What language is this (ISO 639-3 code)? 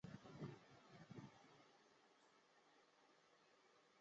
zho